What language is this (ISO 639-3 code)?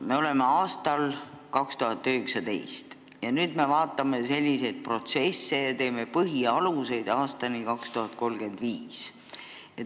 est